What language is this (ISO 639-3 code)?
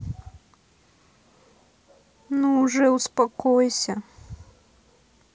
rus